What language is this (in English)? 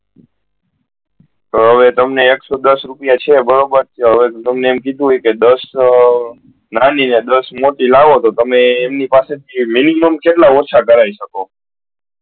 Gujarati